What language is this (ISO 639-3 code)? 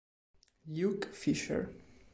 ita